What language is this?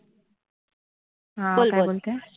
Marathi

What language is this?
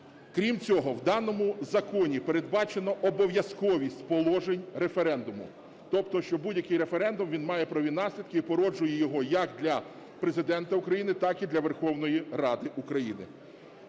Ukrainian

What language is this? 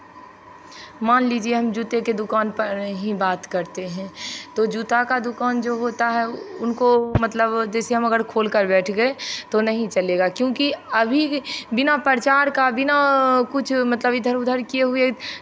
Hindi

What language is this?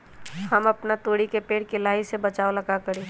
Magahi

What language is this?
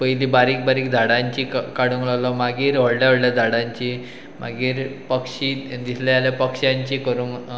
Konkani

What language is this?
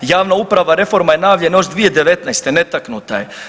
Croatian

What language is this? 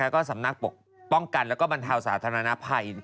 Thai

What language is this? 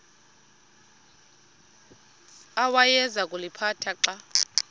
Xhosa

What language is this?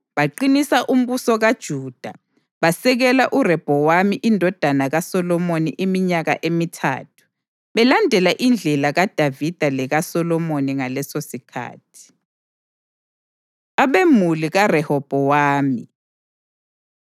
North Ndebele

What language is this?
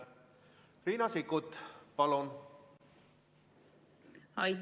Estonian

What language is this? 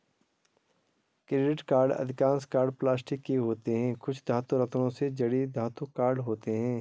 Hindi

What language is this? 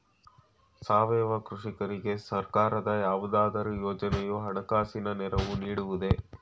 Kannada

